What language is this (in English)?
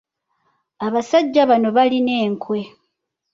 Ganda